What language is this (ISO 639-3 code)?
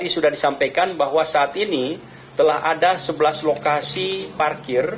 ind